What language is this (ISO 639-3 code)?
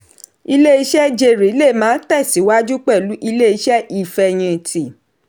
yor